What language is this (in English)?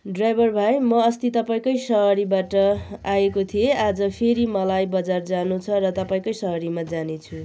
Nepali